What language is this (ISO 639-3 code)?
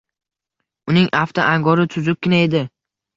uzb